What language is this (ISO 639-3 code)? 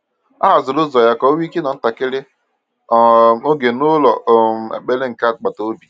ibo